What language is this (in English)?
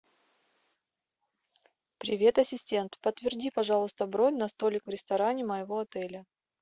Russian